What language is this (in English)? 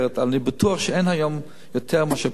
Hebrew